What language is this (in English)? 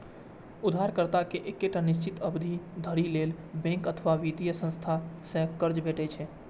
Maithili